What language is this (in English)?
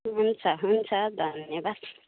Nepali